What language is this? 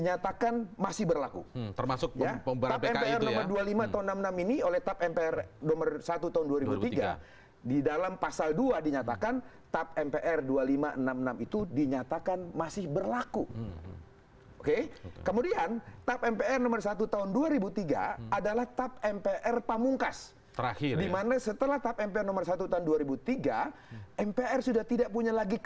Indonesian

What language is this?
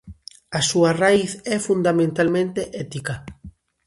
Galician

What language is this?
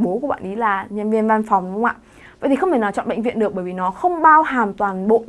Vietnamese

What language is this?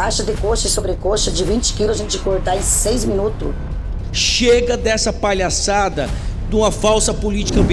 Portuguese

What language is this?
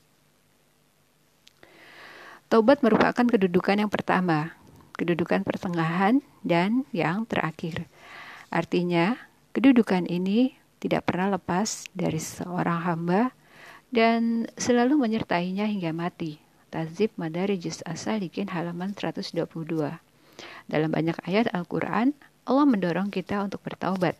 Indonesian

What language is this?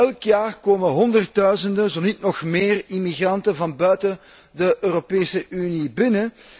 Dutch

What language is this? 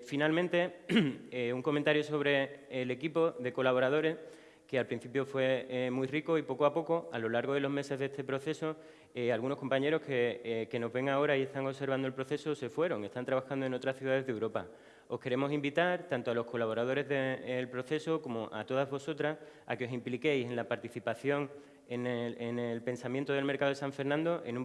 Spanish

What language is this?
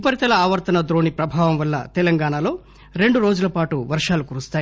Telugu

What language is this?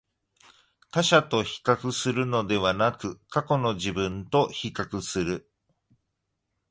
Japanese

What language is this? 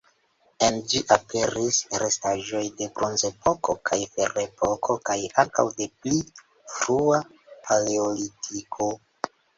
Esperanto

